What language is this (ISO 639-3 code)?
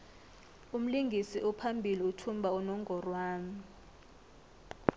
nbl